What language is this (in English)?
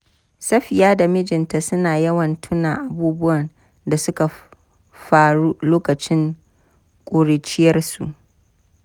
Hausa